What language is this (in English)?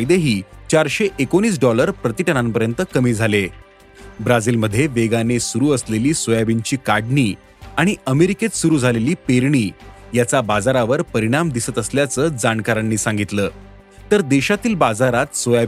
Marathi